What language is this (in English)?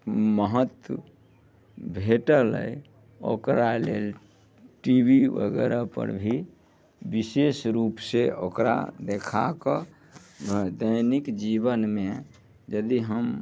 Maithili